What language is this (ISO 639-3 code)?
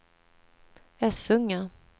swe